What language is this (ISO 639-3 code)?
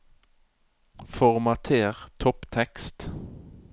nor